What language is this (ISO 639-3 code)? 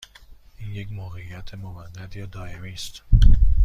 fas